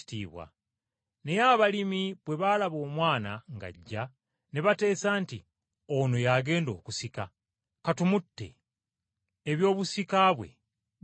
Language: Ganda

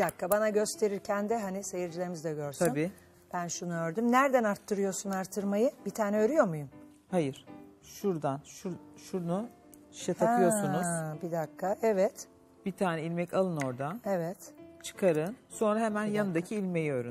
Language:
Turkish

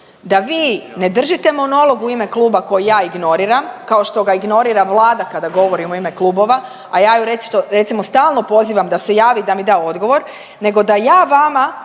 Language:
Croatian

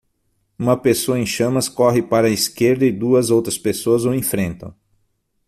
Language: Portuguese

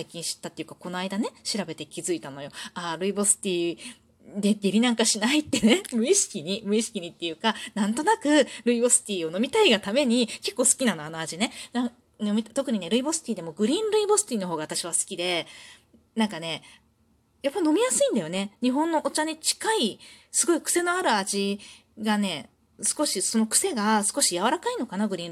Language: Japanese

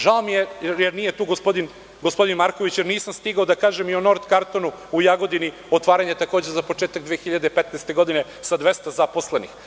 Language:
Serbian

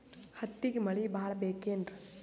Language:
Kannada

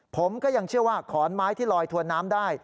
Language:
Thai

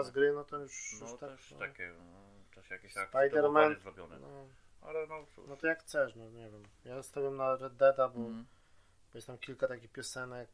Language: Polish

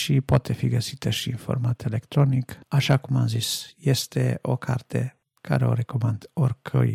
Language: Romanian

